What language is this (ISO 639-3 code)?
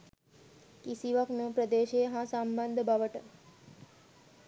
sin